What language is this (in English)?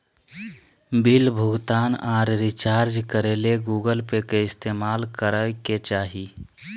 Magahi